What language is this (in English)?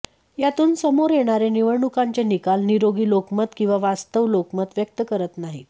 Marathi